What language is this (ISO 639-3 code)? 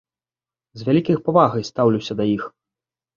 bel